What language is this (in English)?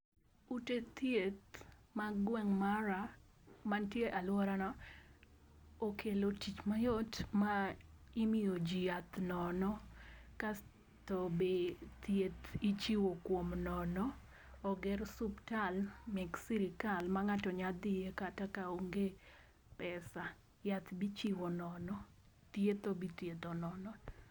Luo (Kenya and Tanzania)